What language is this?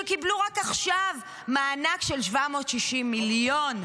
Hebrew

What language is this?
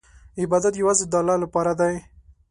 Pashto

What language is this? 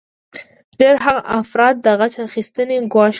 Pashto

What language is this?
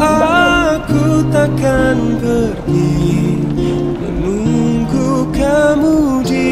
Indonesian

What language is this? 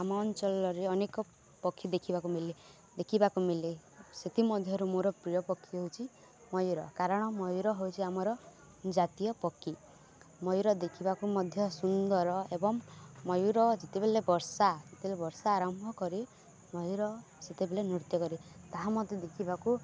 Odia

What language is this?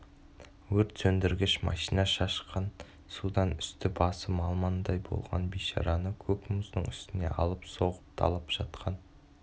Kazakh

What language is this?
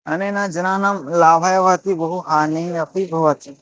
Sanskrit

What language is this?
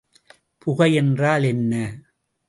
Tamil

